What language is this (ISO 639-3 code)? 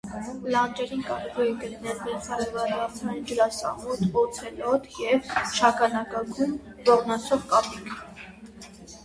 hye